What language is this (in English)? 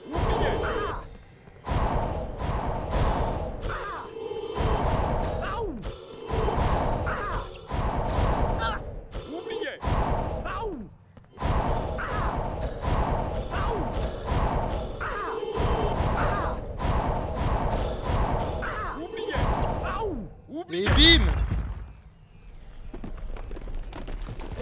French